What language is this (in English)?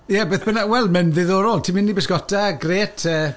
Welsh